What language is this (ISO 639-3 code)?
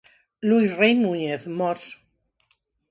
glg